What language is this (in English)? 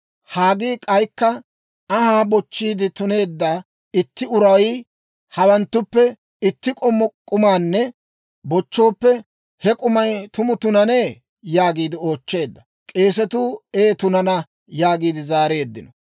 Dawro